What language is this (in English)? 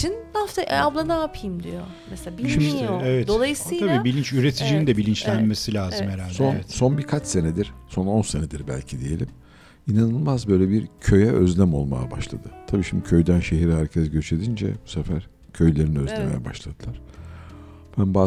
Turkish